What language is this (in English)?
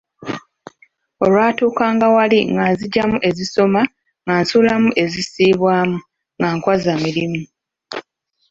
Ganda